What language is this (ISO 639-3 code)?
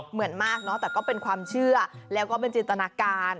tha